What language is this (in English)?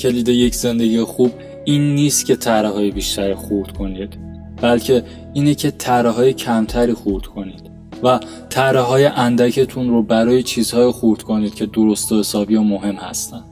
Persian